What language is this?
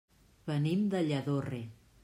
Catalan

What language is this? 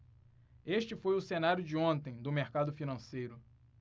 Portuguese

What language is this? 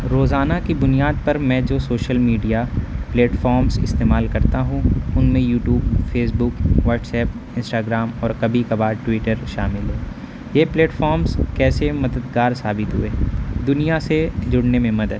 Urdu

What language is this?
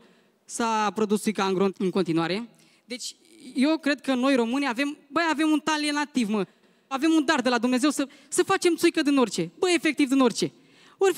Romanian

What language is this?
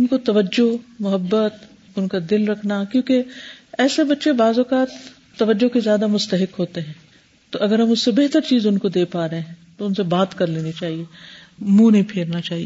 Urdu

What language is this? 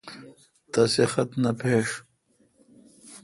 Kalkoti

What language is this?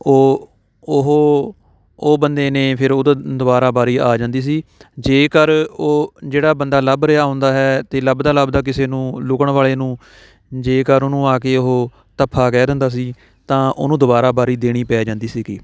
Punjabi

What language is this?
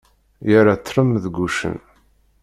Kabyle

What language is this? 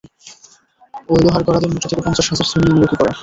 Bangla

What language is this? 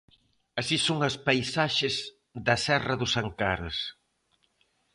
Galician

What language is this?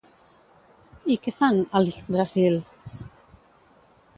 Catalan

